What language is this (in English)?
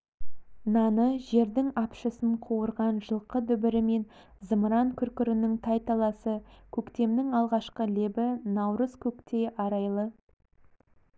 Kazakh